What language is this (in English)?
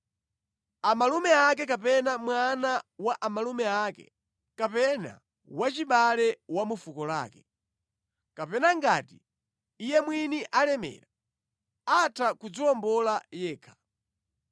Nyanja